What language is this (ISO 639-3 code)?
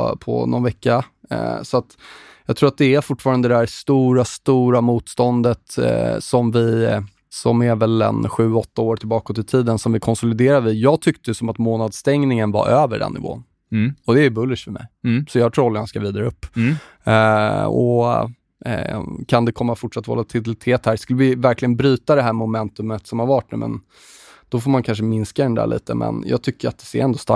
swe